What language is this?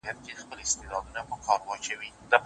Pashto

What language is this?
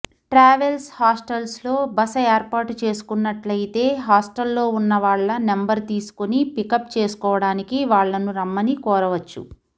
Telugu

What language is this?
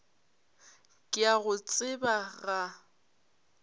Northern Sotho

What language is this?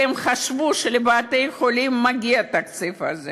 Hebrew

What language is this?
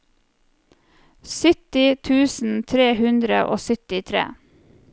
Norwegian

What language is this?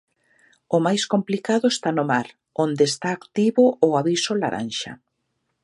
Galician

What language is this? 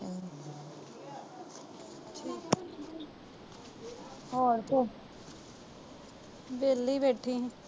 Punjabi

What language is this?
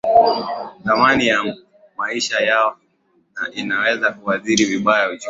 Swahili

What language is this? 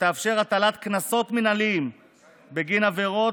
Hebrew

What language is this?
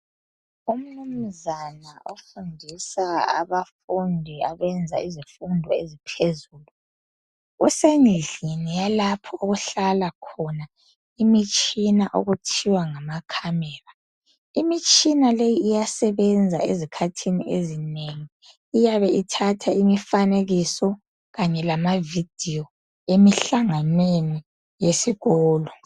North Ndebele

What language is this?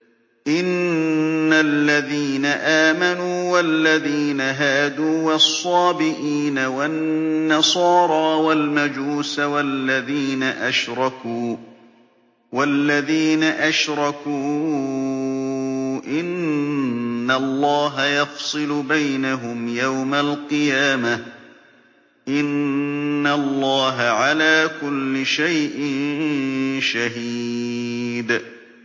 Arabic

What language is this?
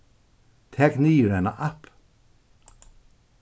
Faroese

